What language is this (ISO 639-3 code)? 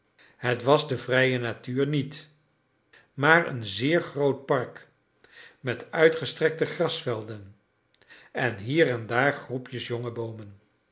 nld